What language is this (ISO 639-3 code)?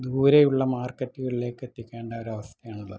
mal